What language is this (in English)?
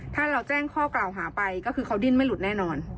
Thai